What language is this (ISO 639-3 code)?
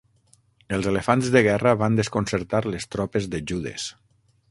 cat